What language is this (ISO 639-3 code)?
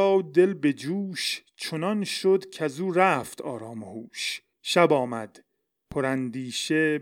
fas